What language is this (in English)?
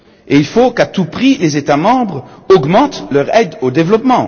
French